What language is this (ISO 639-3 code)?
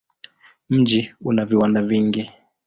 swa